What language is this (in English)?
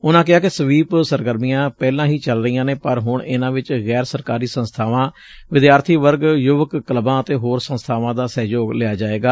Punjabi